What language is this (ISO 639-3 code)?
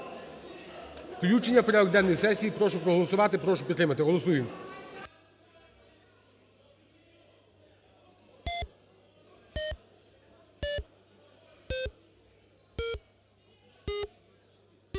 ukr